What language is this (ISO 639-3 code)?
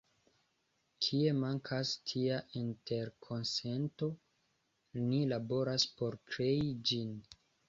epo